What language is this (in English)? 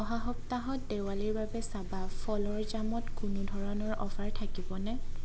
Assamese